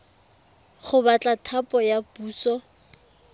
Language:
Tswana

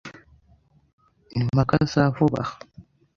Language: Kinyarwanda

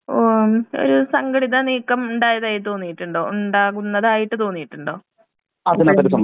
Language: Malayalam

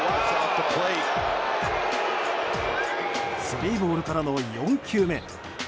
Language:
Japanese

